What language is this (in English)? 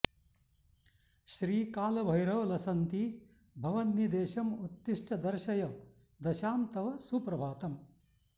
Sanskrit